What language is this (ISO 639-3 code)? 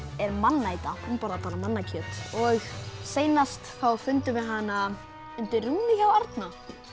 isl